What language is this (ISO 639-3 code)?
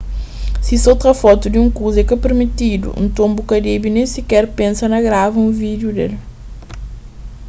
kea